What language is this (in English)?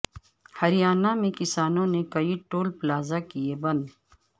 Urdu